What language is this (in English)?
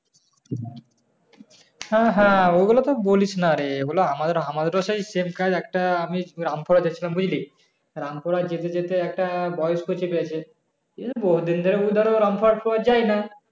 Bangla